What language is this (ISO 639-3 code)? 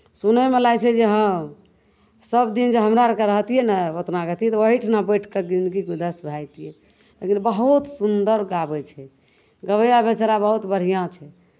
mai